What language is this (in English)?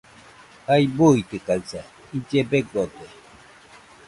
Nüpode Huitoto